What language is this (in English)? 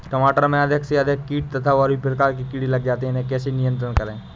Hindi